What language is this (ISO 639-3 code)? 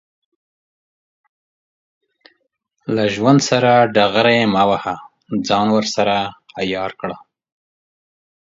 pus